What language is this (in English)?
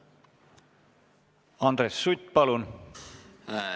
Estonian